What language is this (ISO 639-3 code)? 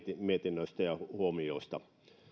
fin